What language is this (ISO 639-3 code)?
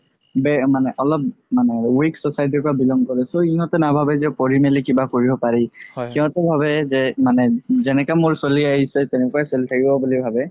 asm